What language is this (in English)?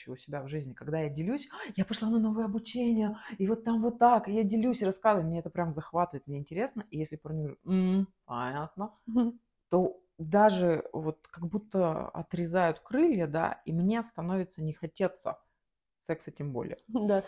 Russian